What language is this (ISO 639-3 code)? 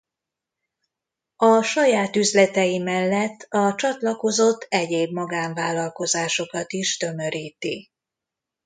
hun